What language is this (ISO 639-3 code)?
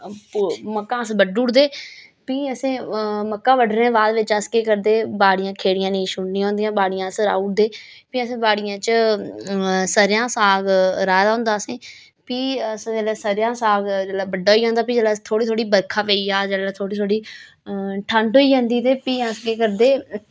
doi